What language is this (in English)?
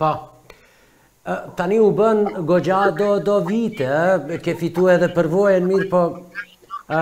Portuguese